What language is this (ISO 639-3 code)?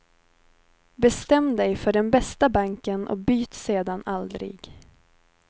swe